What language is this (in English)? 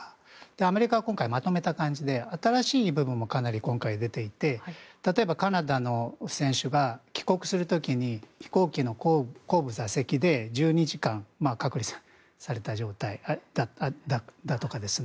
Japanese